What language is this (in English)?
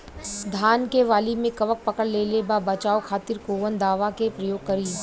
Bhojpuri